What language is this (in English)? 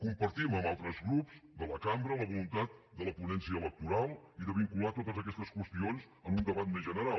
Catalan